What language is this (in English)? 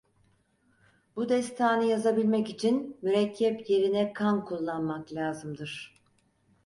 Turkish